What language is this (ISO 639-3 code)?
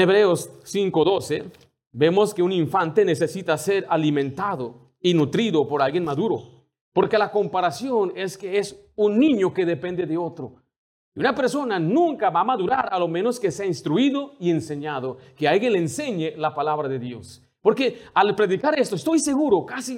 spa